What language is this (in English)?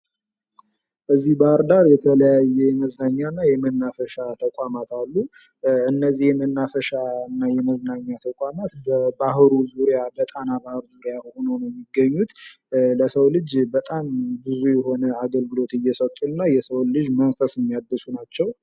Amharic